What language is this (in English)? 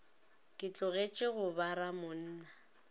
Northern Sotho